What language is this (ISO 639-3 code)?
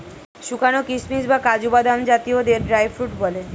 ben